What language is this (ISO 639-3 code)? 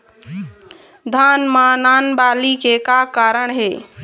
hne